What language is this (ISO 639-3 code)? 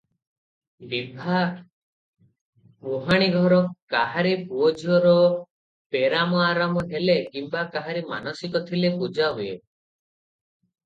ori